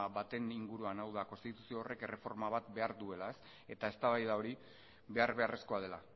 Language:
Basque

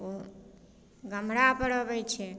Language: Maithili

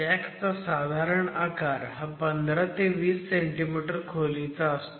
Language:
Marathi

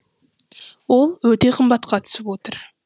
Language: Kazakh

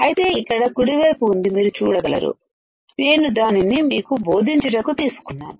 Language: Telugu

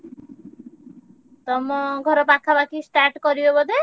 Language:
Odia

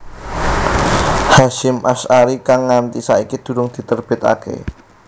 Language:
Javanese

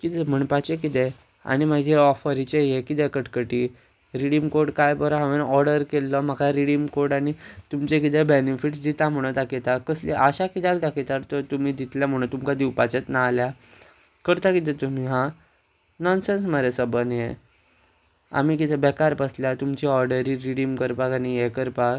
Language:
Konkani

